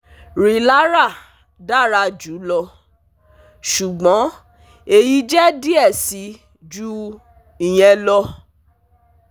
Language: Yoruba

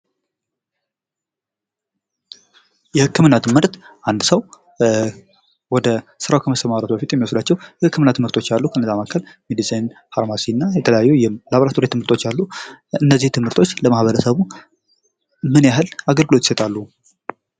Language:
Amharic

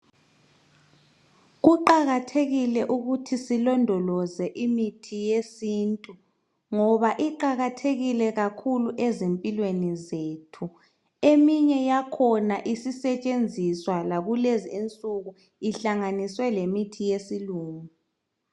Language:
North Ndebele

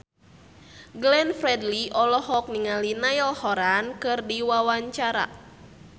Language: Sundanese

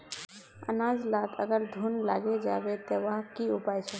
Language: Magahi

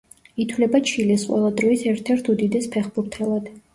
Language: Georgian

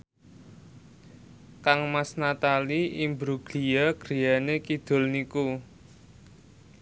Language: Javanese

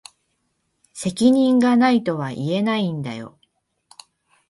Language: Japanese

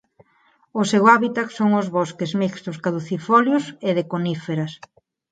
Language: Galician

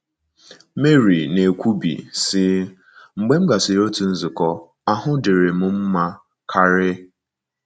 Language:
Igbo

